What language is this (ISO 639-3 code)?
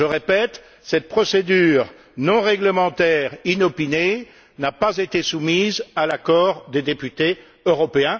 fra